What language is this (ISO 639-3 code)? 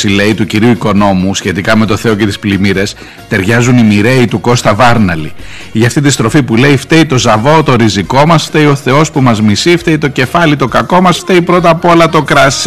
ell